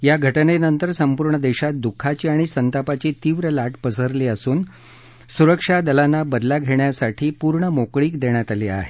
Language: Marathi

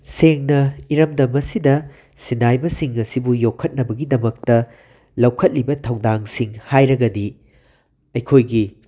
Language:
Manipuri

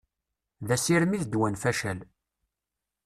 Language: Kabyle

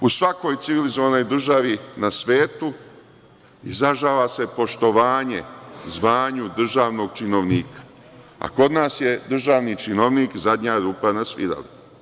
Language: Serbian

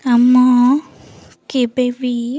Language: Odia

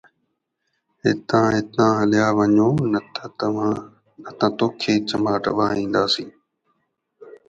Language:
Sindhi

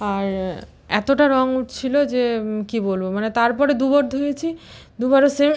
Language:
Bangla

